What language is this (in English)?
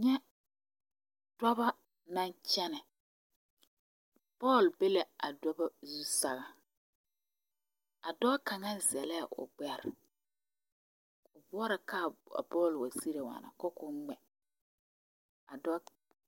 Southern Dagaare